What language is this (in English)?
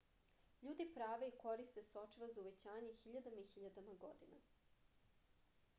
Serbian